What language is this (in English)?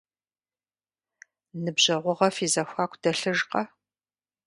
Kabardian